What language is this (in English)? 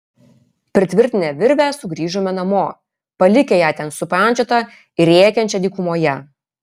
Lithuanian